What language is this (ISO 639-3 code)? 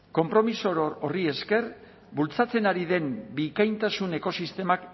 eus